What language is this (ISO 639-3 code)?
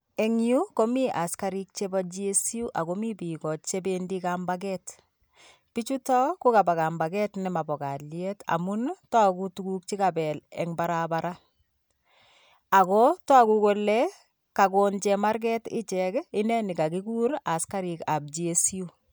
kln